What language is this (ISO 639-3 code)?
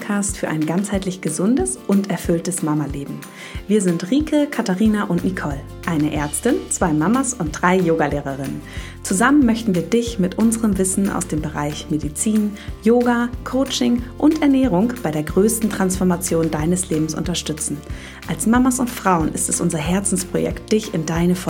deu